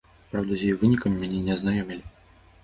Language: Belarusian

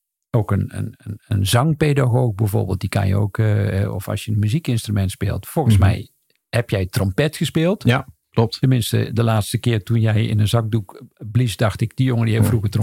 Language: Dutch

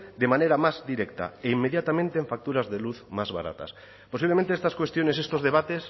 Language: Spanish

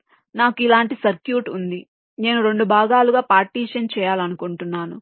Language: Telugu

